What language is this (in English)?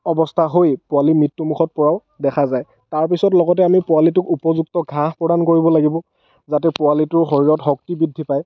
Assamese